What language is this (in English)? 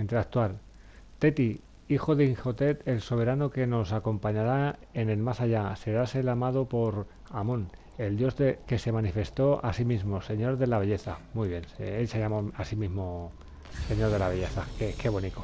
Spanish